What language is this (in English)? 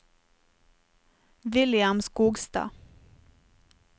Norwegian